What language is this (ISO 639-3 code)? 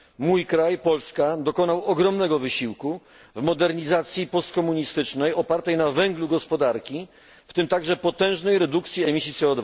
pol